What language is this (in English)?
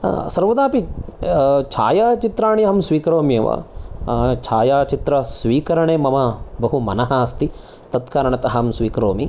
Sanskrit